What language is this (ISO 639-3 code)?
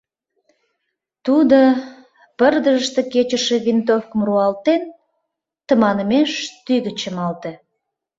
chm